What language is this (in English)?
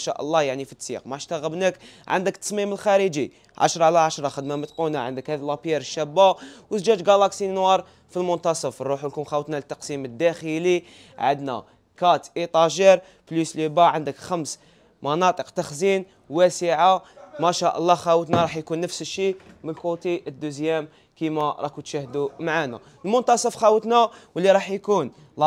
Arabic